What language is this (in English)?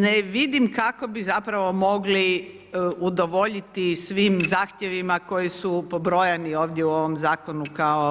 Croatian